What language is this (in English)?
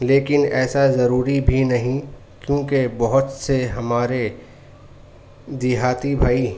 Urdu